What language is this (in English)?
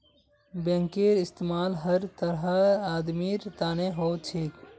Magahi